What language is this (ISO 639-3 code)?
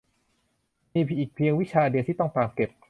tha